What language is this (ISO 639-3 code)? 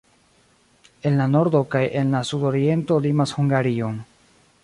epo